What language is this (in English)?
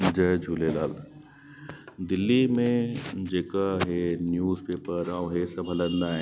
Sindhi